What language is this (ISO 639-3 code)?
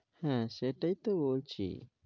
ben